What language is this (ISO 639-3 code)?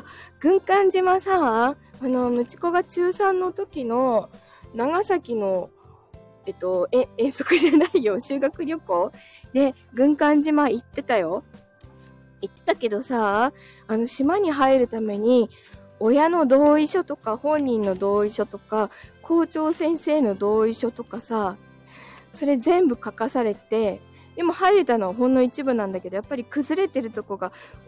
jpn